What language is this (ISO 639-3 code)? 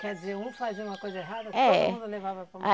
por